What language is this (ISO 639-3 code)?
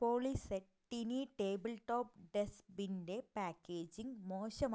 mal